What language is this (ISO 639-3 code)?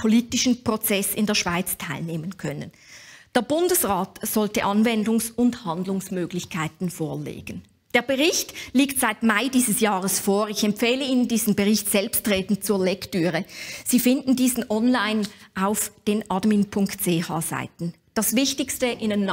deu